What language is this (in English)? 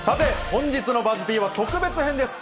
Japanese